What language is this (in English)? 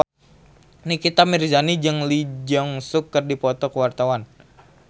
Sundanese